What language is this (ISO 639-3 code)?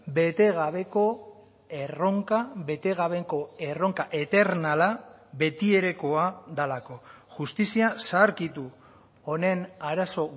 eus